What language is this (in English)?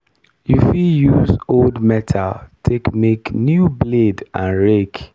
Nigerian Pidgin